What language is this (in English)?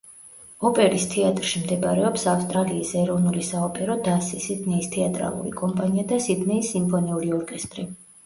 Georgian